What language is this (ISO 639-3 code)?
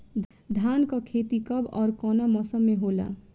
bho